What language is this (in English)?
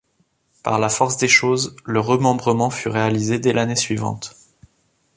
French